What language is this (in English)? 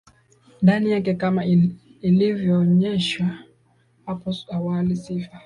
Swahili